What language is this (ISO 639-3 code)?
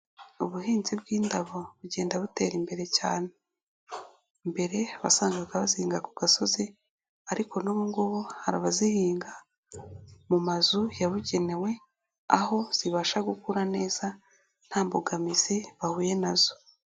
kin